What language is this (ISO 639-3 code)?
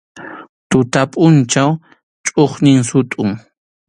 qxu